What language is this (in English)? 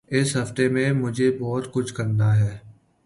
Urdu